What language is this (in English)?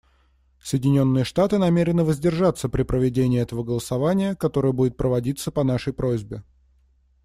Russian